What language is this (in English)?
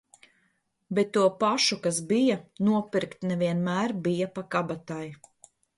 Latvian